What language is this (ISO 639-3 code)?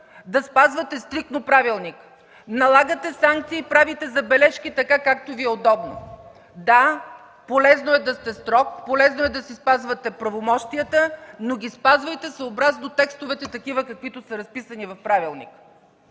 bul